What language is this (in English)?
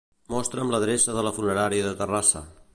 Catalan